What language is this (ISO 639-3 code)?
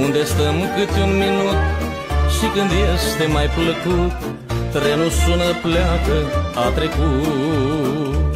ron